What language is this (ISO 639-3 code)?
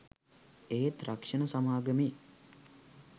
sin